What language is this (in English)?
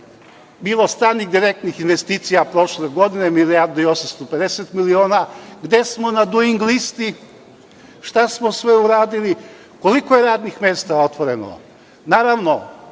Serbian